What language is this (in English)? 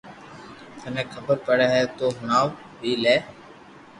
Loarki